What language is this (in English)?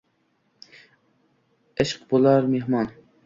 Uzbek